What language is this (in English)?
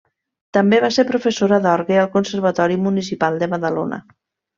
Catalan